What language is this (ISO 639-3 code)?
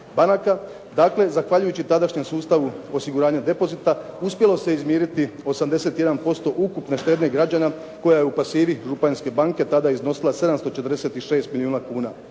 hrv